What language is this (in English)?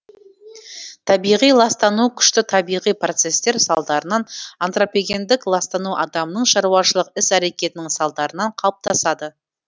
Kazakh